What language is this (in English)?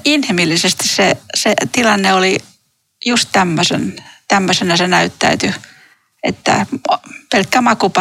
Finnish